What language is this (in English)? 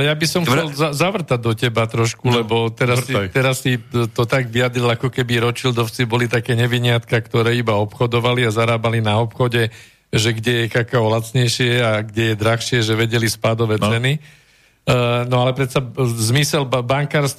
Slovak